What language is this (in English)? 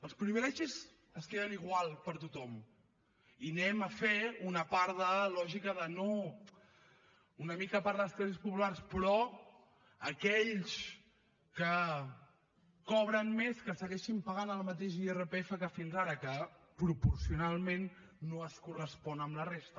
Catalan